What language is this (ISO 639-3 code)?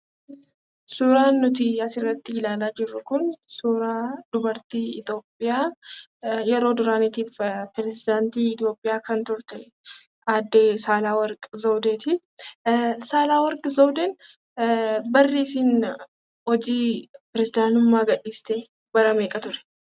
orm